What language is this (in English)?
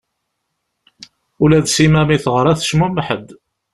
Kabyle